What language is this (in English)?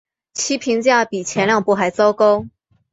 Chinese